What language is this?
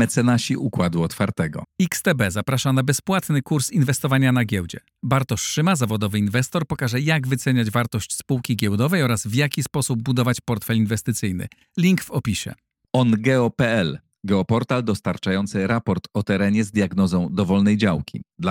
Polish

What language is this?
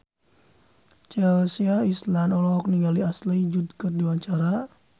Sundanese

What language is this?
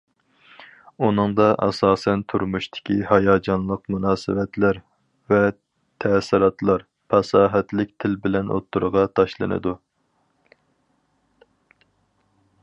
Uyghur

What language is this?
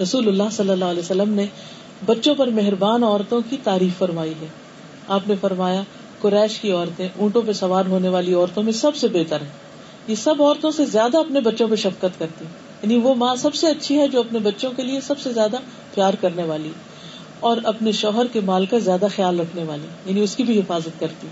Urdu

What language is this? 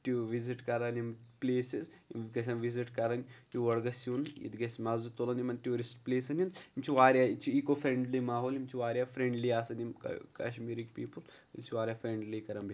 Kashmiri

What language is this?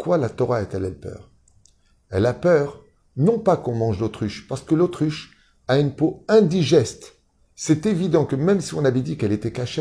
French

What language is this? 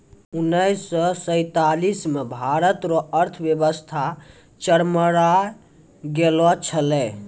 Maithili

